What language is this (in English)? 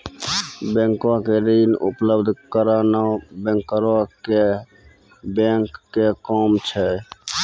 Maithili